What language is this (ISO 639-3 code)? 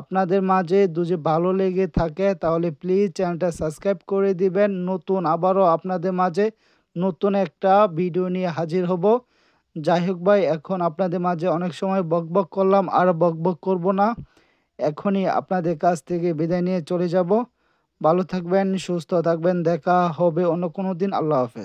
kor